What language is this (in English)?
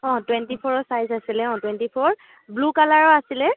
Assamese